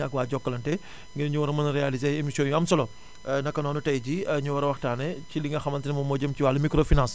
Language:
Wolof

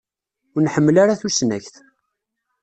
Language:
Kabyle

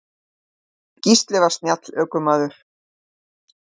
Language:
Icelandic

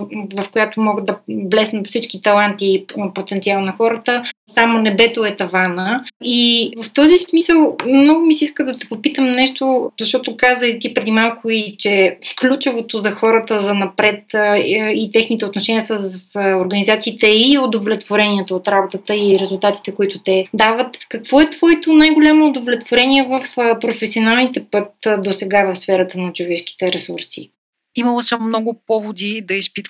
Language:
Bulgarian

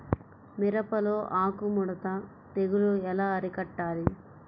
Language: Telugu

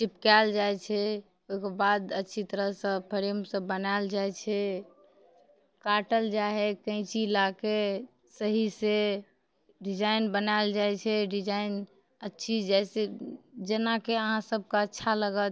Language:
Maithili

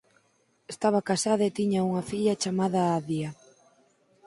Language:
Galician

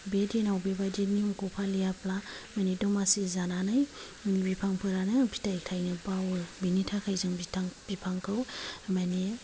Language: Bodo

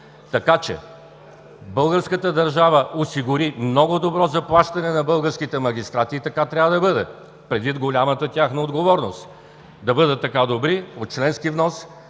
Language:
Bulgarian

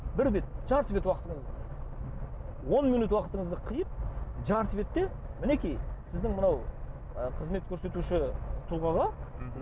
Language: Kazakh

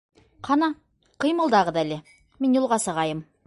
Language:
Bashkir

